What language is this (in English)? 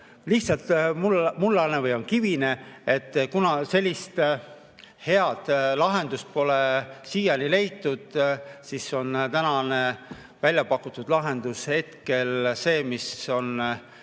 Estonian